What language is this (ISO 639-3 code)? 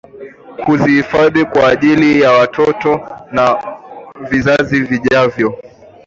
swa